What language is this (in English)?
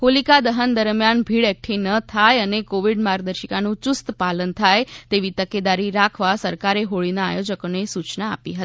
Gujarati